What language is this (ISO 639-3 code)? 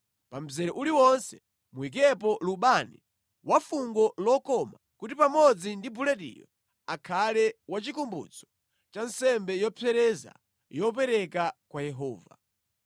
nya